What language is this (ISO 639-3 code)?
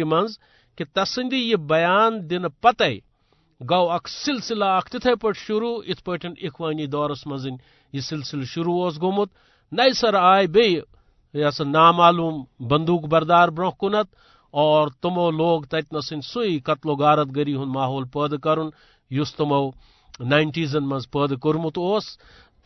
urd